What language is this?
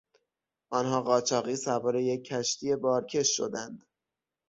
Persian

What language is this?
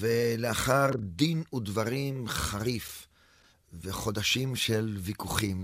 Hebrew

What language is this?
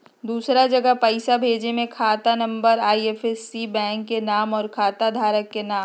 Magahi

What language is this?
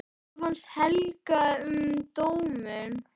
Icelandic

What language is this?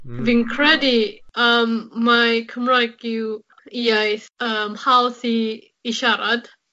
Welsh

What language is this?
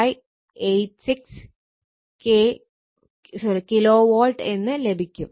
Malayalam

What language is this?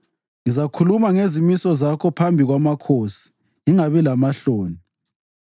North Ndebele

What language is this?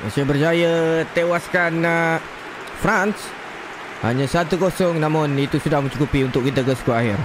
Malay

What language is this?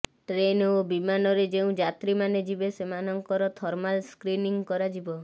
Odia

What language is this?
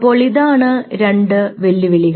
Malayalam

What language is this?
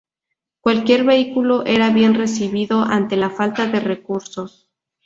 Spanish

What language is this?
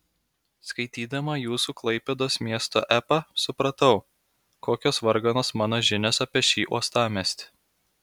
Lithuanian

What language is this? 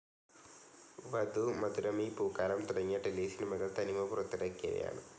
Malayalam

